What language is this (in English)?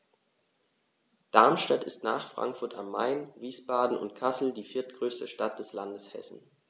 German